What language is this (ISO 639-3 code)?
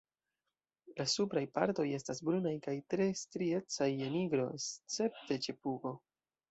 epo